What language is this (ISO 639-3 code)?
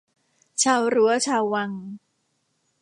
tha